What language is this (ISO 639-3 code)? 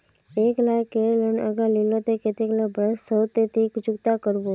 mag